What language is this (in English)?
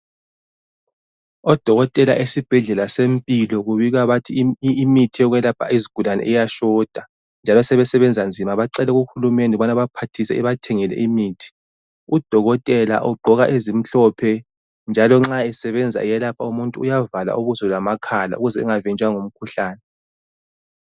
North Ndebele